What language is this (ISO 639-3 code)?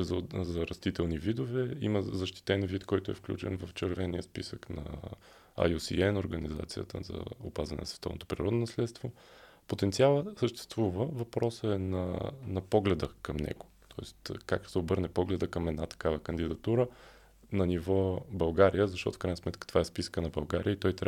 bul